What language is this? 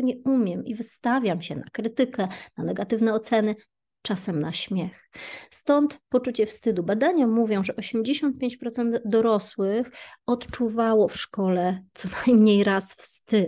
Polish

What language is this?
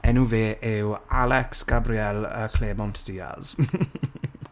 Welsh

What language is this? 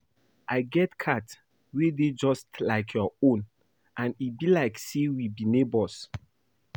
Nigerian Pidgin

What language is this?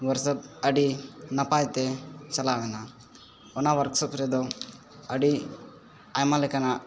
Santali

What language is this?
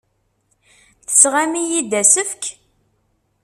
Kabyle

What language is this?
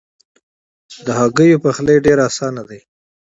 Pashto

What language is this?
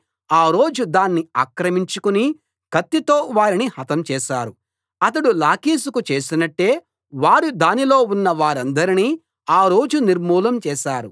Telugu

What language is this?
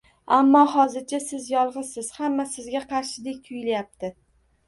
Uzbek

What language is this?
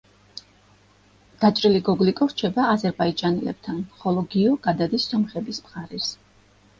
Georgian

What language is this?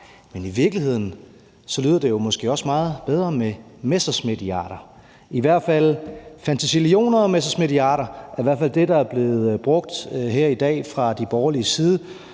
Danish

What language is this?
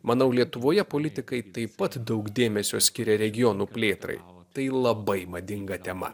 Lithuanian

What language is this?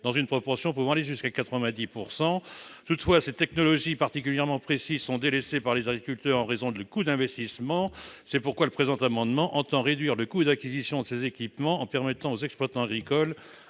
French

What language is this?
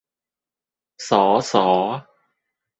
Thai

